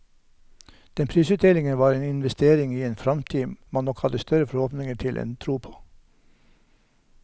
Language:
Norwegian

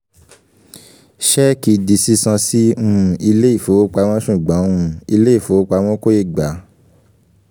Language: Yoruba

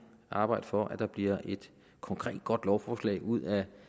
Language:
Danish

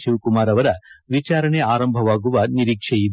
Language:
Kannada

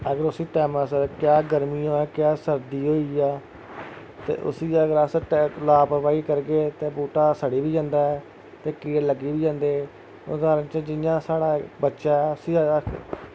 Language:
Dogri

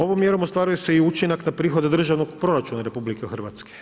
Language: Croatian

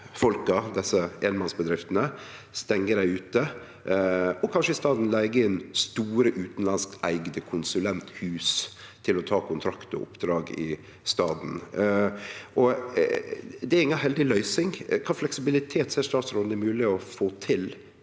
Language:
Norwegian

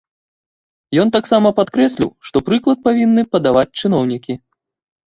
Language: Belarusian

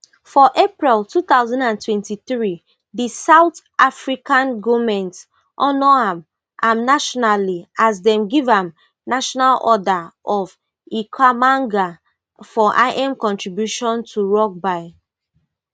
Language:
Nigerian Pidgin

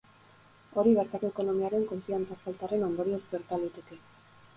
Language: Basque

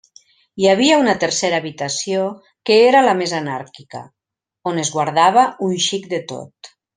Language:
Catalan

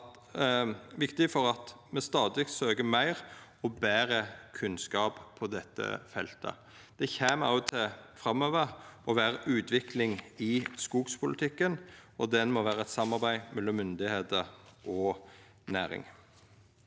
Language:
Norwegian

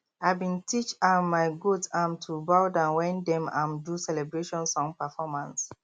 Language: Nigerian Pidgin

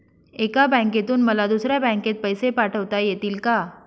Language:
Marathi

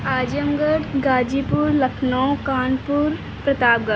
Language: Hindi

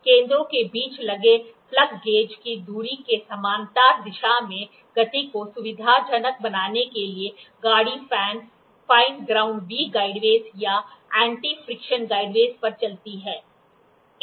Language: Hindi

